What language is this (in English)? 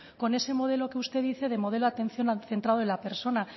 Spanish